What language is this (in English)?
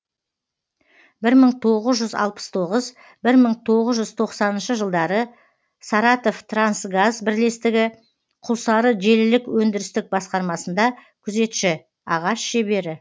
Kazakh